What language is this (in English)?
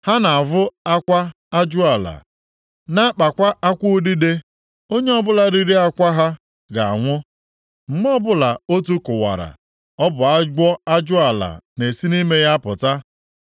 Igbo